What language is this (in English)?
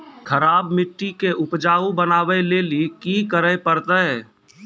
Maithili